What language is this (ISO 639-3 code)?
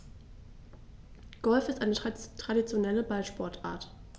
deu